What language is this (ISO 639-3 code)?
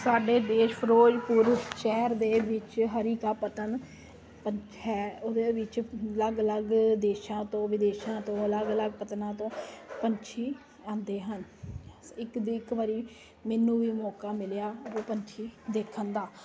pan